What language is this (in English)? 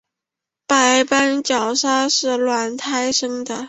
Chinese